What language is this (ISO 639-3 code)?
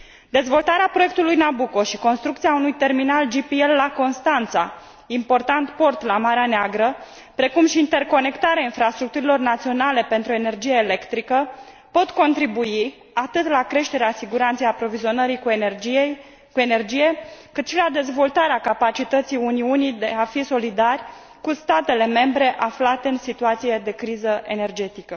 ron